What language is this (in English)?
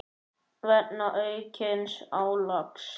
Icelandic